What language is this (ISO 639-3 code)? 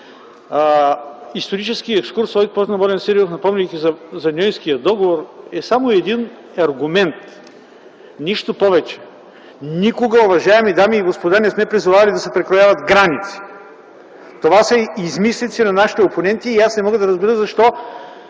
bul